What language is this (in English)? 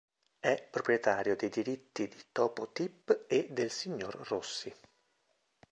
Italian